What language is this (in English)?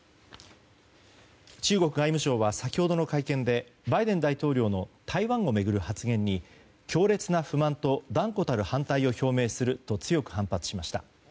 Japanese